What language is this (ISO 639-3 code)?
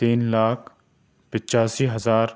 urd